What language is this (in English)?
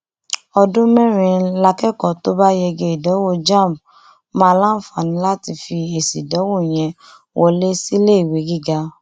Yoruba